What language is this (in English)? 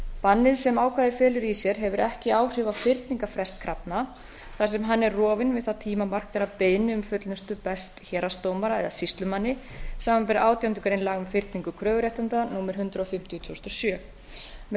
Icelandic